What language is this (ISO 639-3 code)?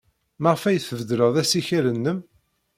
kab